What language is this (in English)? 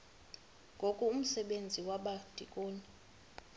Xhosa